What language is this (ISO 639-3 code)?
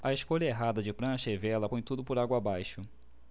por